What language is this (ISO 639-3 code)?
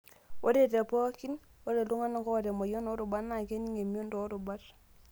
mas